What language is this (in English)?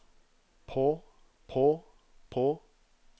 Norwegian